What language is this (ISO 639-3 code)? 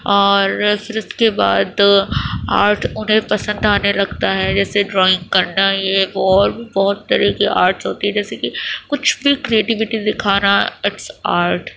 urd